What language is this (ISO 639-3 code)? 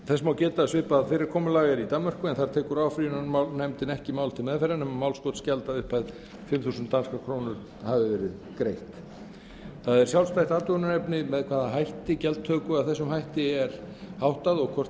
isl